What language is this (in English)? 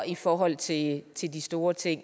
Danish